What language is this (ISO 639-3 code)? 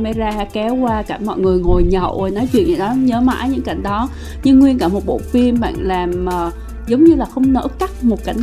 vie